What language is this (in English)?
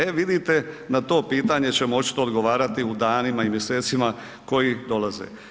Croatian